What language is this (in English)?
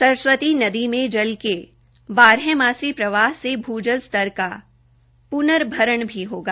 Hindi